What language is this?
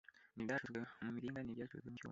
Kinyarwanda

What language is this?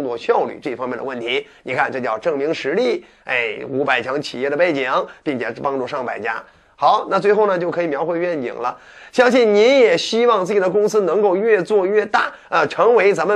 Chinese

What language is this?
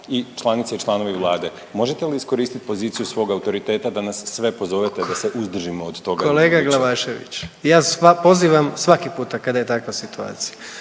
Croatian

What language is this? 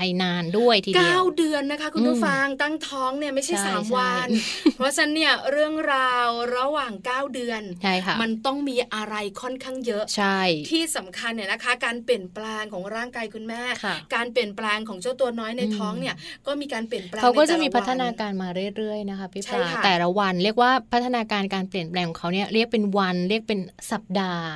Thai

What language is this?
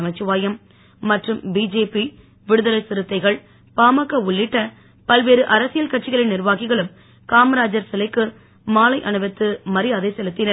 Tamil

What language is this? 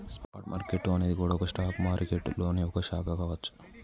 Telugu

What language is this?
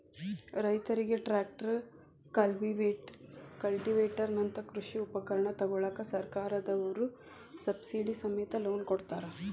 Kannada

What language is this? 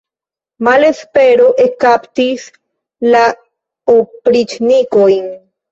Esperanto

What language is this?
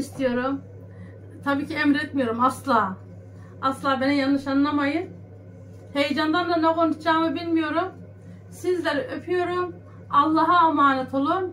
Turkish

